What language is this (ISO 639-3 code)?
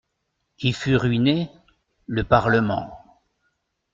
fra